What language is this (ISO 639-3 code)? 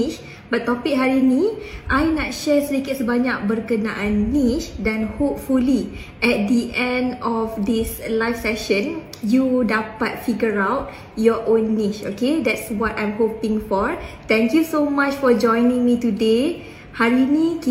msa